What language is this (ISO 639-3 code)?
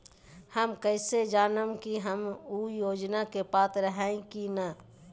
mag